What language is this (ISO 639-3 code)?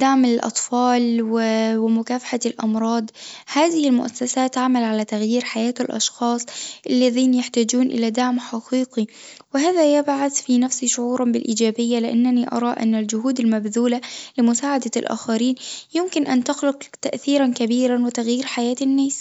aeb